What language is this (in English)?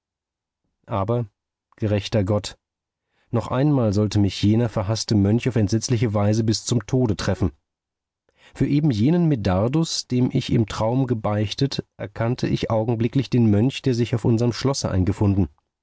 German